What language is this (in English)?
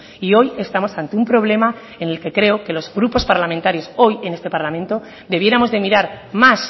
Spanish